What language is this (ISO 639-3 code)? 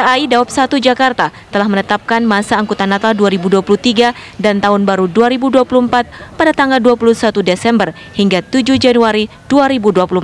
ind